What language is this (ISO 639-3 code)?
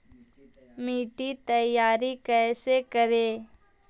mag